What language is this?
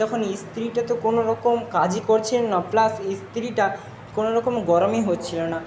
Bangla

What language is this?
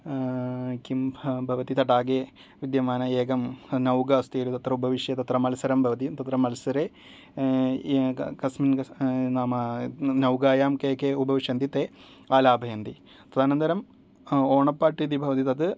Sanskrit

